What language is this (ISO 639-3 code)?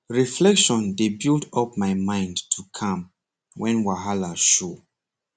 pcm